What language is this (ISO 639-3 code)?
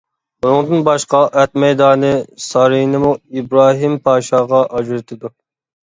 uig